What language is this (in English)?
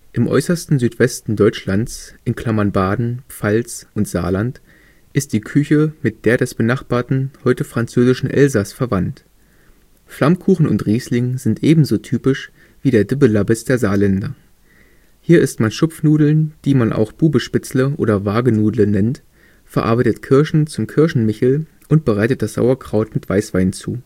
German